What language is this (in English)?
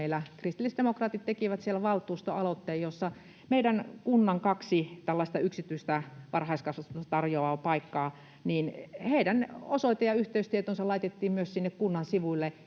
Finnish